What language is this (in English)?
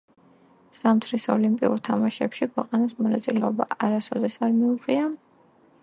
Georgian